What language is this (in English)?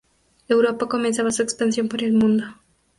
Spanish